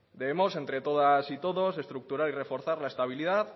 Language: Spanish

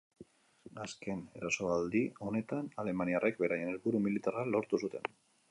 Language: Basque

